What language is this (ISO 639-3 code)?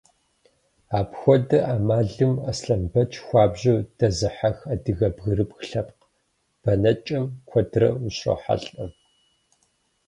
kbd